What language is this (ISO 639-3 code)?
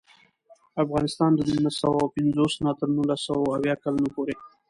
pus